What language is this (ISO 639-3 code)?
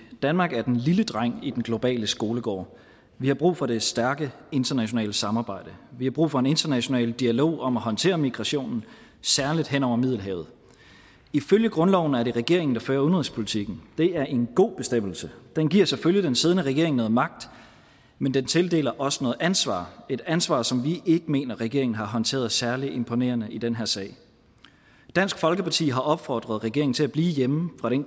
dan